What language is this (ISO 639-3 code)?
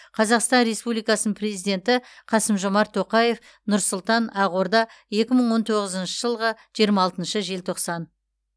kaz